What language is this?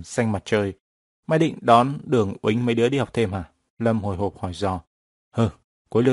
Vietnamese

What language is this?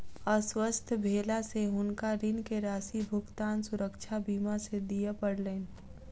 Maithili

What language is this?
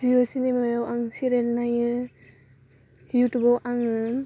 Bodo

